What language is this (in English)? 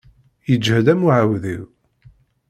Kabyle